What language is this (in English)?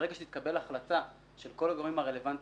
Hebrew